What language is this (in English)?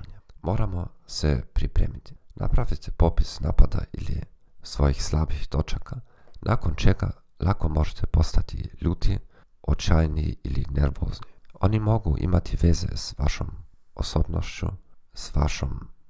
Croatian